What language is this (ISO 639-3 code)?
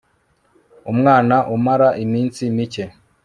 kin